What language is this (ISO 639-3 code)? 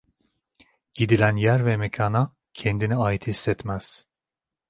tur